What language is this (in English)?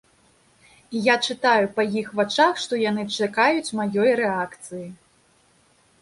Belarusian